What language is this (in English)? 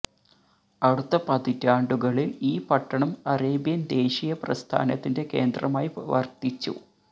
Malayalam